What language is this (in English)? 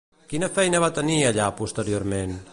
Catalan